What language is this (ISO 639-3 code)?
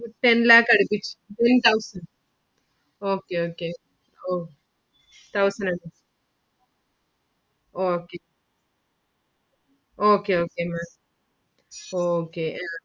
mal